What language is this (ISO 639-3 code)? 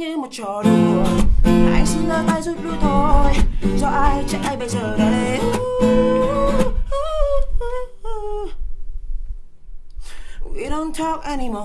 vie